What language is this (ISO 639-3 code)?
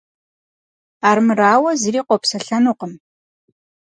kbd